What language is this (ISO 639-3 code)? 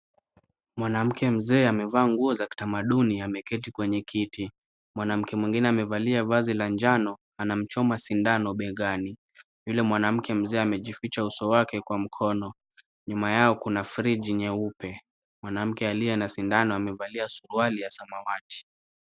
swa